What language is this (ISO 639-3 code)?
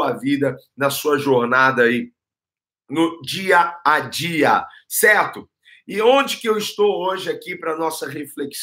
por